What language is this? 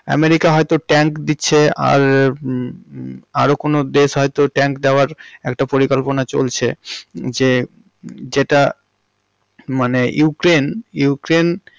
Bangla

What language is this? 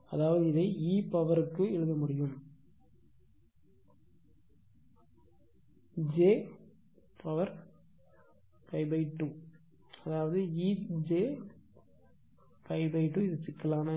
Tamil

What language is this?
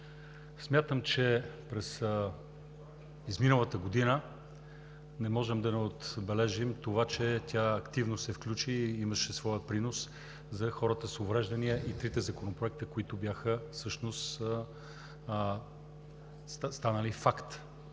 Bulgarian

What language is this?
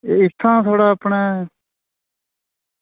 Dogri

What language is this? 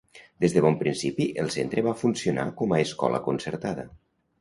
Catalan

